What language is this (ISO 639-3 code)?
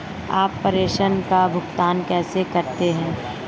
hin